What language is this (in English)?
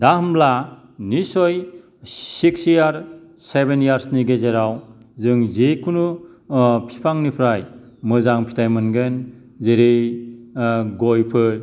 Bodo